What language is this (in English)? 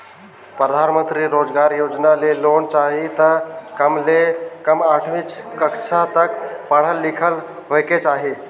Chhattisgarhi